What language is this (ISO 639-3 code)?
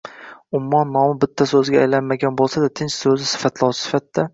uzb